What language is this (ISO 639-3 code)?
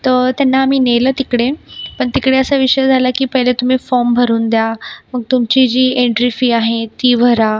mar